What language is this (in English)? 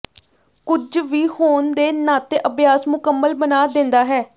Punjabi